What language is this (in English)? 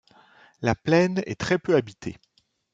French